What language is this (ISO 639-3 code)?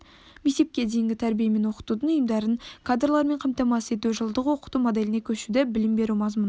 kaz